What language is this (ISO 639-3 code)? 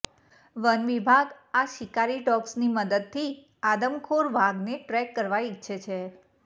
guj